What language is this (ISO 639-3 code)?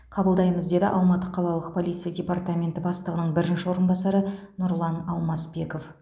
kaz